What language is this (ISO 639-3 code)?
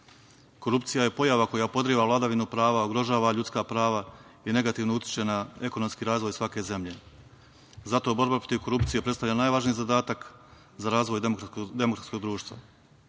srp